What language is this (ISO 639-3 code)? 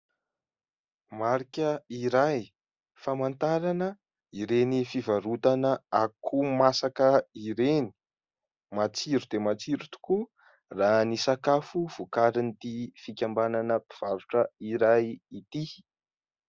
mlg